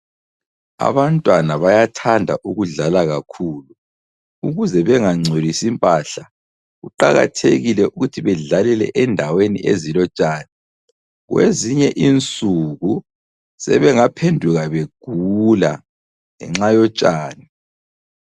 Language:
North Ndebele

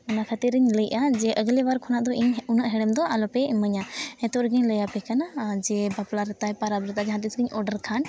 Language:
Santali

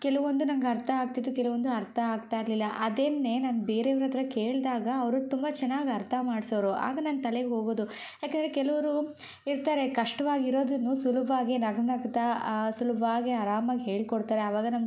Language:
Kannada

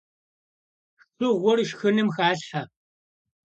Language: Kabardian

